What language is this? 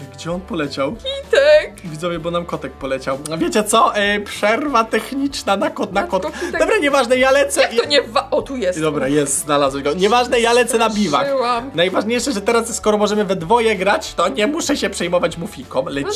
Polish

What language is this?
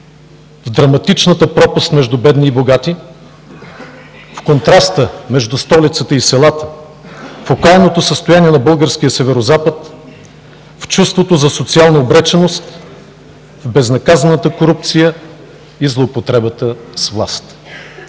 Bulgarian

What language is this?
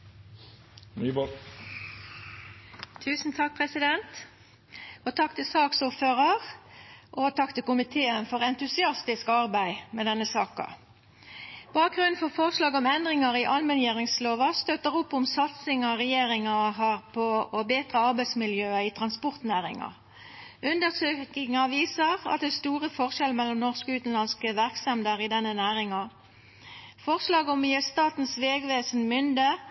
Norwegian Nynorsk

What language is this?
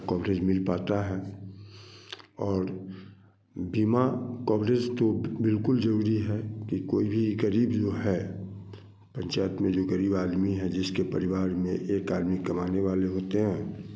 Hindi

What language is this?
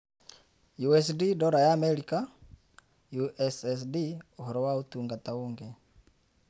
Kikuyu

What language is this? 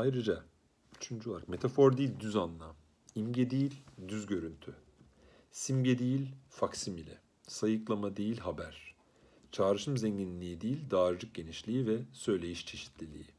Turkish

